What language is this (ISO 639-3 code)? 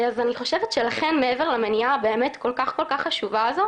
heb